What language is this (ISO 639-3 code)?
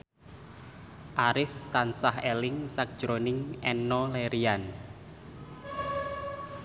jav